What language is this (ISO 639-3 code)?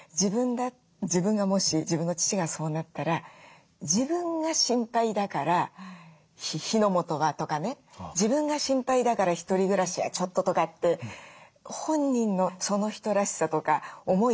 jpn